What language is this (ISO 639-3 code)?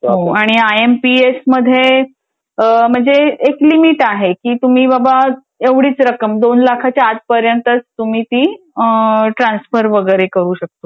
mar